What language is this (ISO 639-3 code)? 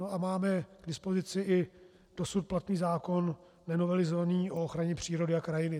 ces